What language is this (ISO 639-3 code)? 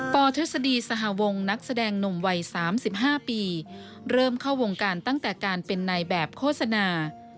tha